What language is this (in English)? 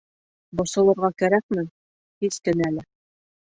Bashkir